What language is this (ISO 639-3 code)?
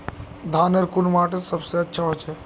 mag